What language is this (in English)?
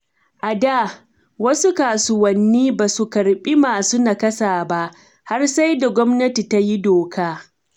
Hausa